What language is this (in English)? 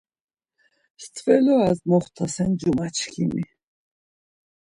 Laz